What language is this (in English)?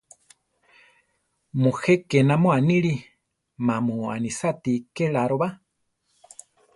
Central Tarahumara